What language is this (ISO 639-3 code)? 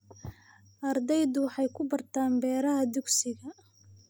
som